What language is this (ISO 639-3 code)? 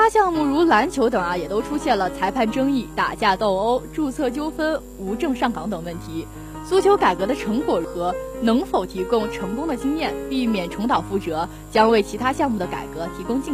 zho